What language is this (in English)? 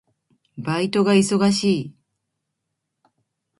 Japanese